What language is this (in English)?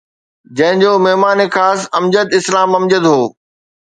Sindhi